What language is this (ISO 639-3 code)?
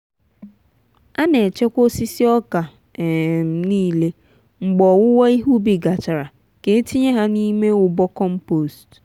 ibo